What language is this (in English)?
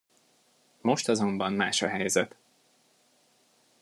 Hungarian